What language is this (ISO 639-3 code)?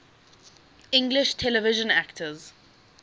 eng